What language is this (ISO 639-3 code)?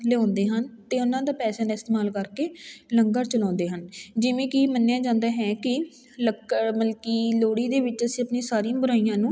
pan